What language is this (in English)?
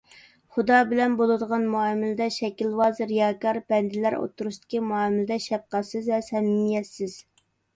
Uyghur